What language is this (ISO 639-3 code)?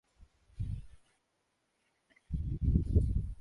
zho